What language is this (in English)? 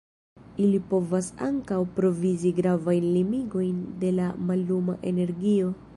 Esperanto